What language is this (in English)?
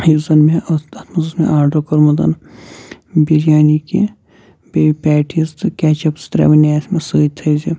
Kashmiri